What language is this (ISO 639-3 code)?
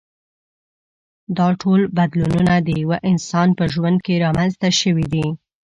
pus